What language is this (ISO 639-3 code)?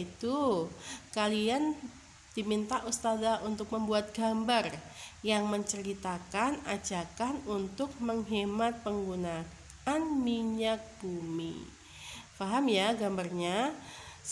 ind